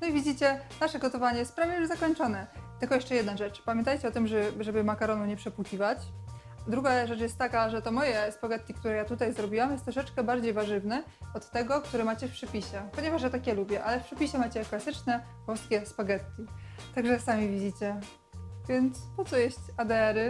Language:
Polish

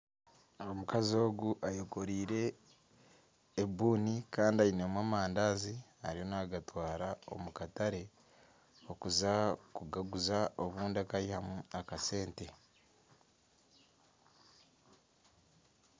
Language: Nyankole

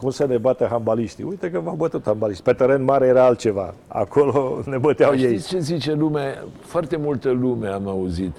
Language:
Romanian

